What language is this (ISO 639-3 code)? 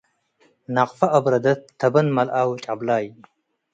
tig